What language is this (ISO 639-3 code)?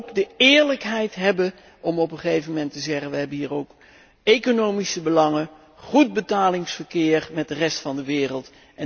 nld